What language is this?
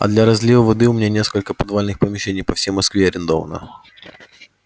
Russian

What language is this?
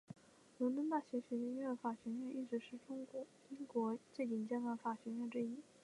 Chinese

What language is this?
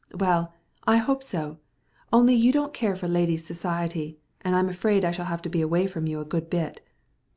English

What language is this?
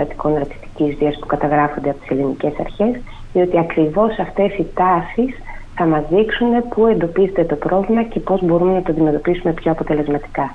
Greek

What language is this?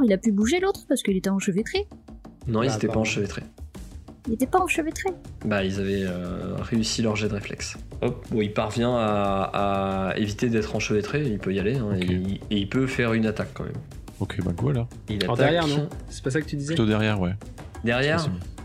French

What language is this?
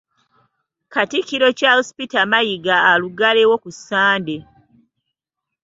Ganda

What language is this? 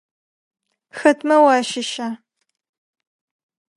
Adyghe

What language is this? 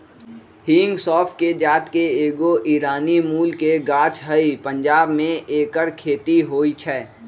Magahi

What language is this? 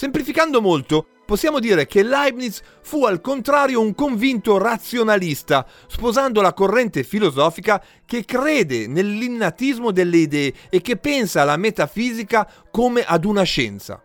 Italian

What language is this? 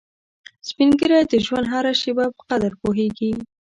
Pashto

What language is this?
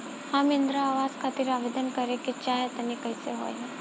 Bhojpuri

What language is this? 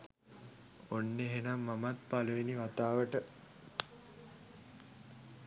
Sinhala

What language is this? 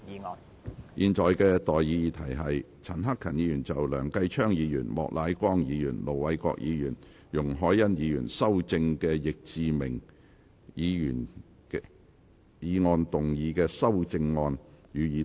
Cantonese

